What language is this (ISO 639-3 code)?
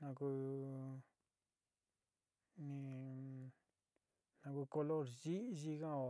xti